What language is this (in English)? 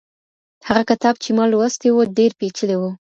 Pashto